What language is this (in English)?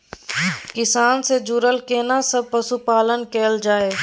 Maithili